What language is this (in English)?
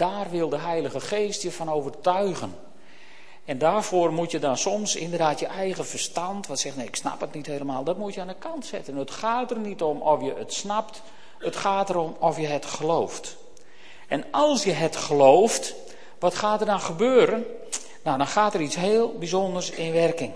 Dutch